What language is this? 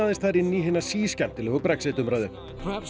Icelandic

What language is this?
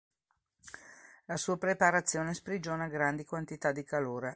Italian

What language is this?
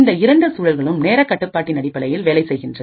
Tamil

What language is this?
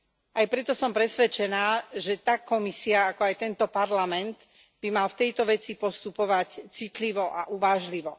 Slovak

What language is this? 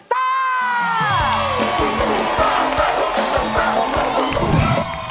Thai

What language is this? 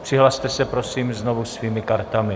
Czech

